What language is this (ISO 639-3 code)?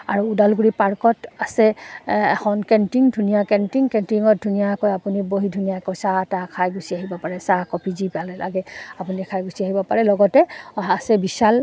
asm